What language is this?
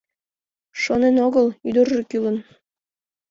Mari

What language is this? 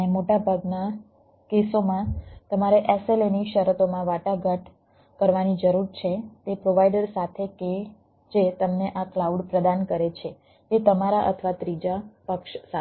Gujarati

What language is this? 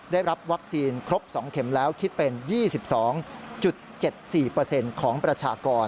Thai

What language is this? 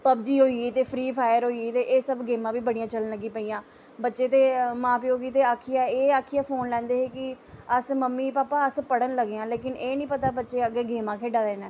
Dogri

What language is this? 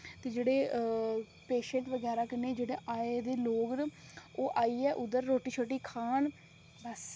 Dogri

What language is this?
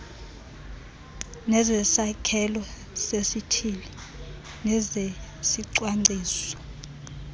Xhosa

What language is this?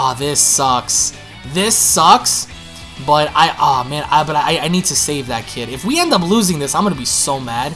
English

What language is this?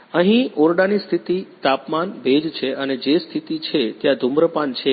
Gujarati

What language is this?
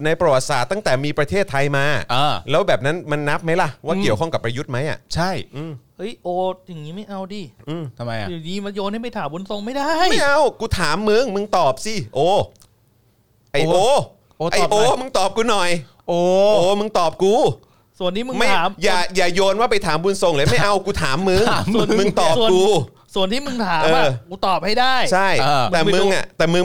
Thai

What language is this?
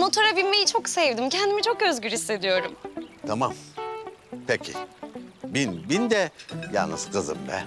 Turkish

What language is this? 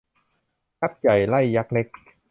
Thai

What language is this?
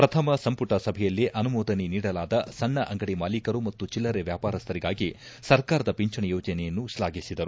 Kannada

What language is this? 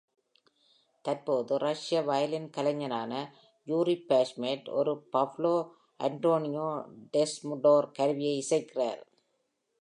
Tamil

